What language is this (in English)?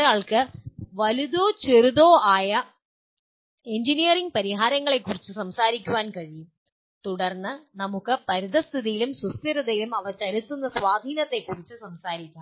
Malayalam